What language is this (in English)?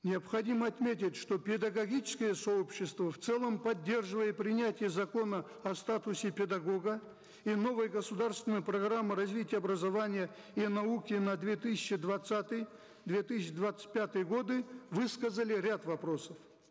Kazakh